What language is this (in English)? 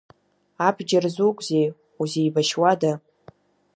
Abkhazian